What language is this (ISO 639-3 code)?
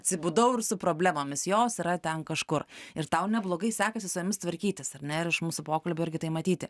lit